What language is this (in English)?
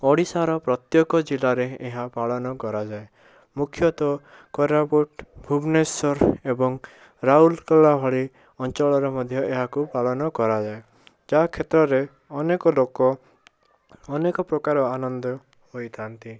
Odia